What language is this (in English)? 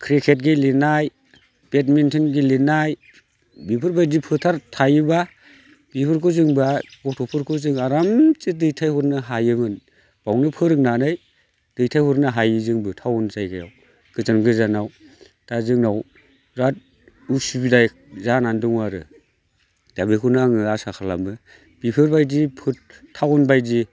Bodo